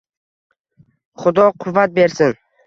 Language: Uzbek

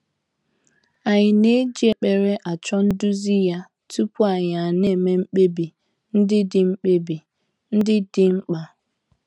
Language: Igbo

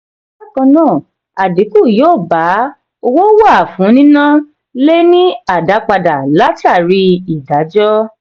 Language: Yoruba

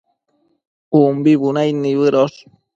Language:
Matsés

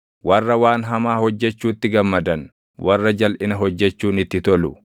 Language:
Oromo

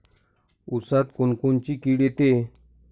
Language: Marathi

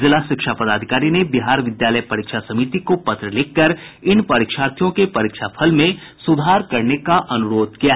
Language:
Hindi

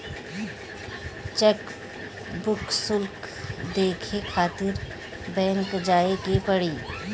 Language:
Bhojpuri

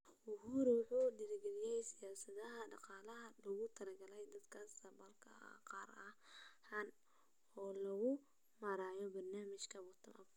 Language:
Somali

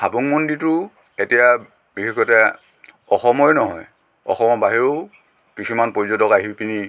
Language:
Assamese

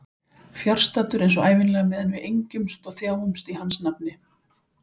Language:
Icelandic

